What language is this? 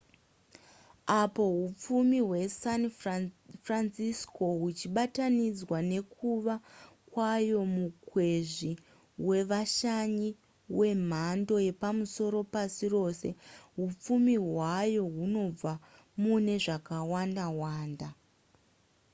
Shona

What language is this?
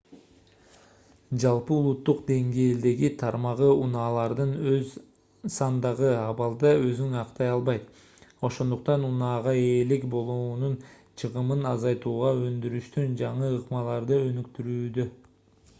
Kyrgyz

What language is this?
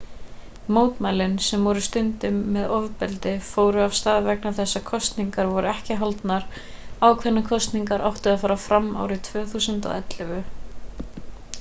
Icelandic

